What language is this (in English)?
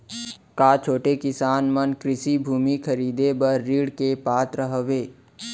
Chhattisgarhi